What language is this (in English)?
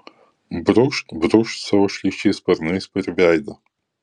Lithuanian